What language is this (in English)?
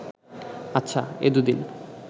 Bangla